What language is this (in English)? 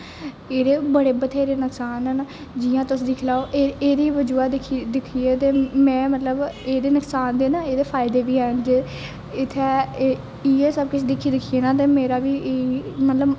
Dogri